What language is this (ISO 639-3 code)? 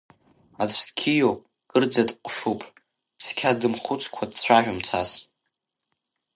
abk